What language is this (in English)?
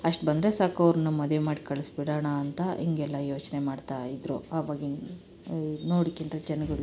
Kannada